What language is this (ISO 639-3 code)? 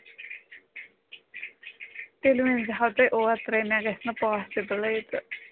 kas